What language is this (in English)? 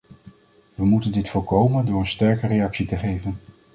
Dutch